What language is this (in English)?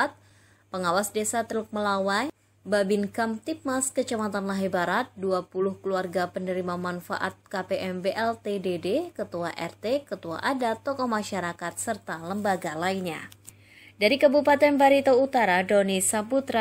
Indonesian